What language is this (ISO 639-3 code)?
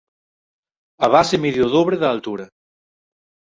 glg